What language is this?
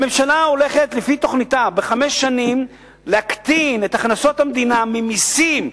Hebrew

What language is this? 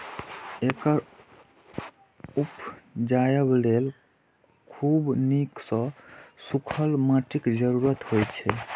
Maithili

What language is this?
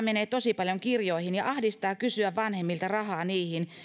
Finnish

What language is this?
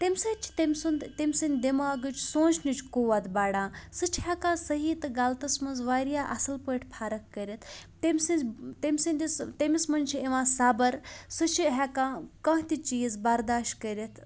Kashmiri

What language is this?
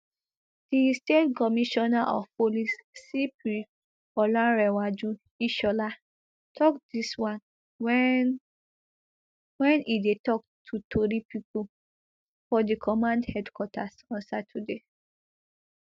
Nigerian Pidgin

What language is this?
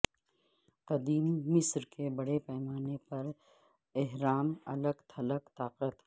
Urdu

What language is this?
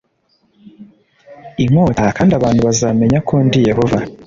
Kinyarwanda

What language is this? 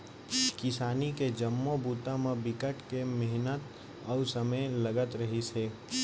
Chhattisgarhi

